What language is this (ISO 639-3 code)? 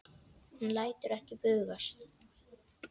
isl